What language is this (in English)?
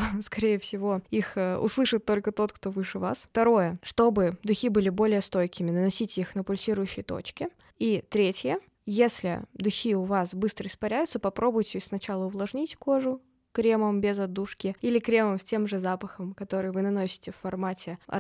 Russian